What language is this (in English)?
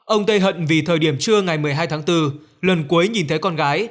Vietnamese